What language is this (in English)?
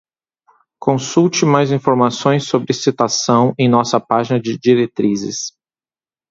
Portuguese